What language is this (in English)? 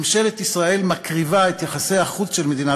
Hebrew